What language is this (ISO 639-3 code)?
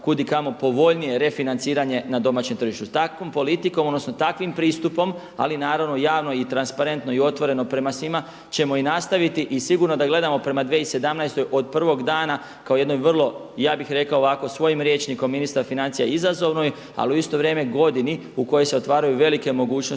hrv